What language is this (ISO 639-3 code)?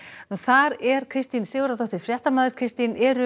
isl